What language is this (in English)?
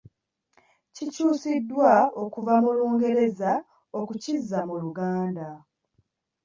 Ganda